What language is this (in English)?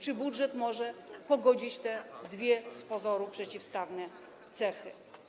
Polish